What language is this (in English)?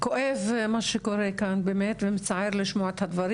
Hebrew